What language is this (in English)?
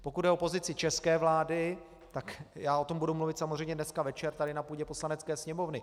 Czech